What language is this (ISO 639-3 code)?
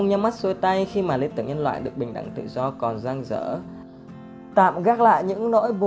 vie